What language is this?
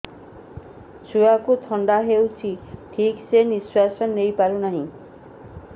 Odia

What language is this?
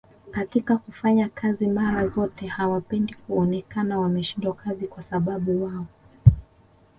Swahili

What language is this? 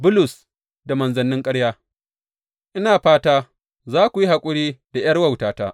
Hausa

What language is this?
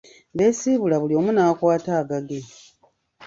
Ganda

